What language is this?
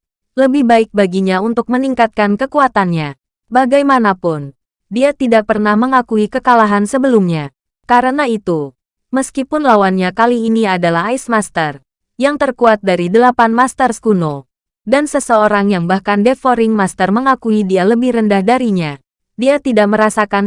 Indonesian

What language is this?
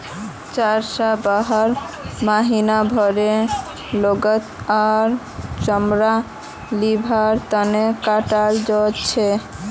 Magahi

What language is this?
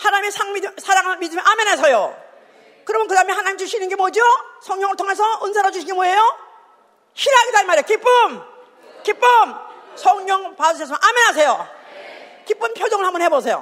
Korean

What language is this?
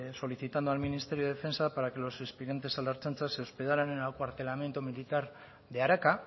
Spanish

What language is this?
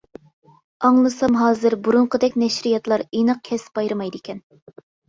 Uyghur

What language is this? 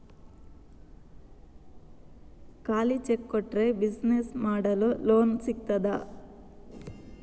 Kannada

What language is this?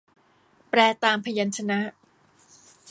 Thai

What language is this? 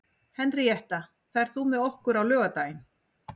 Icelandic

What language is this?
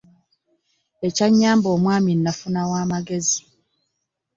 Ganda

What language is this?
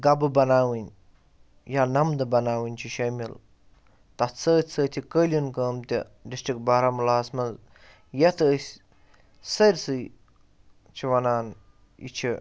Kashmiri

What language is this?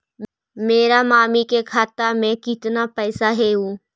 Magahi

